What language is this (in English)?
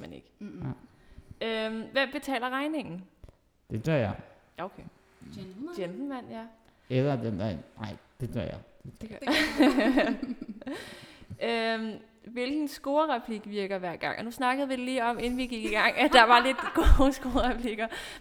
Danish